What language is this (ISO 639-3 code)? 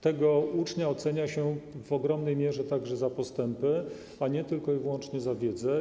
pol